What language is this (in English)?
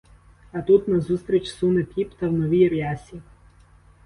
Ukrainian